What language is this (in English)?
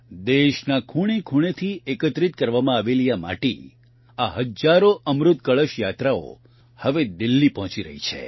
Gujarati